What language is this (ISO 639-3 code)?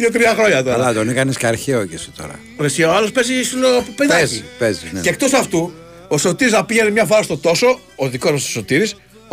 ell